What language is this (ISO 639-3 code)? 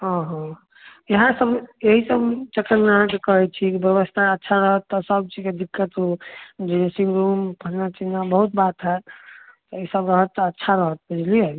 mai